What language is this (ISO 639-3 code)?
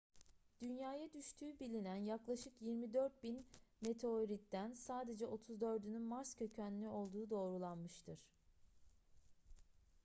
tur